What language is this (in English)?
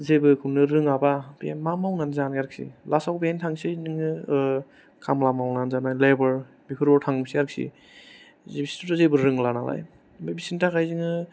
Bodo